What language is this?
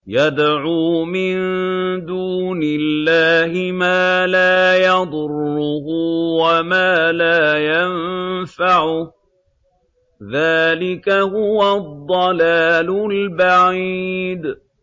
Arabic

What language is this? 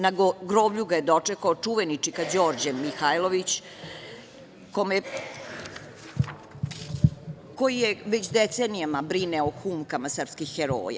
Serbian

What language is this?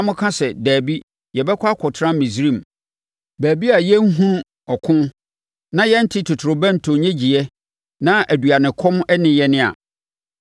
Akan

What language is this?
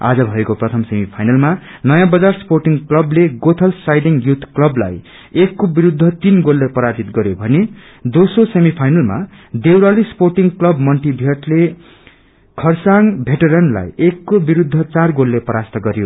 Nepali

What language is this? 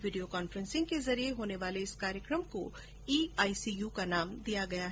Hindi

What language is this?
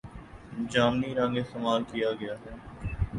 Urdu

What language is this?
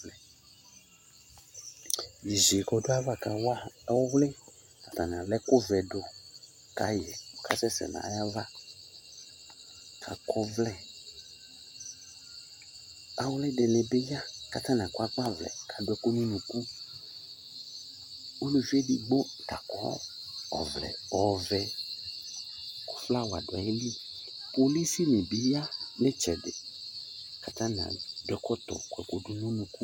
Ikposo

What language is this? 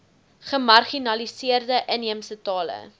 Afrikaans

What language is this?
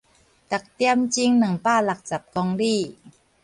Min Nan Chinese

